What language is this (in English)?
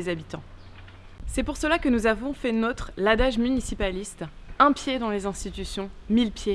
French